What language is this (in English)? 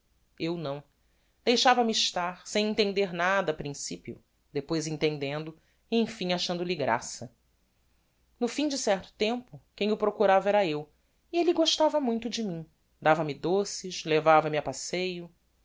Portuguese